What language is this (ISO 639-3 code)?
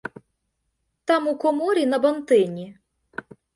ukr